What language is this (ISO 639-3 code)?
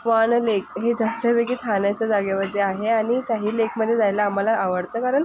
mar